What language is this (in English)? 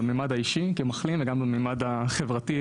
Hebrew